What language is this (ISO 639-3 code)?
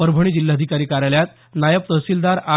mar